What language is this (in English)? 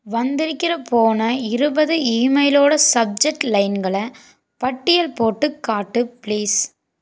Tamil